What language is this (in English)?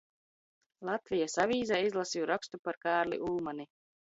Latvian